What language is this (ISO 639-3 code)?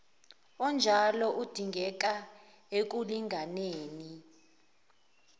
zul